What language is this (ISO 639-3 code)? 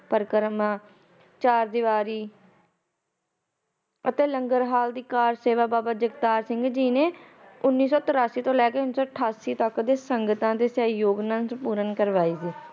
pan